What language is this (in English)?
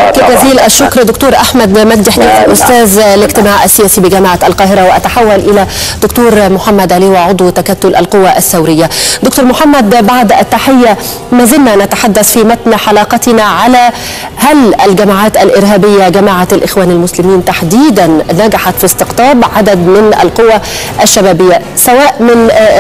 Arabic